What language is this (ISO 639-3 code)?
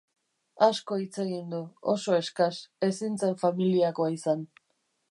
eus